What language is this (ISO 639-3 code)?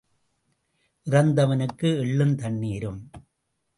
tam